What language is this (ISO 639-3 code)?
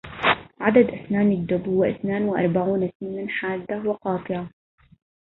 ara